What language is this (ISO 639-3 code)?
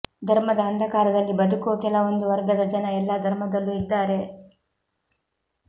kan